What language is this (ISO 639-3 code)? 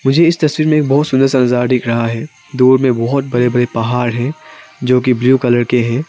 hin